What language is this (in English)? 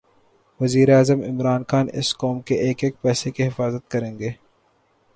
Urdu